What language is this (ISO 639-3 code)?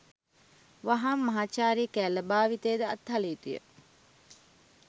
sin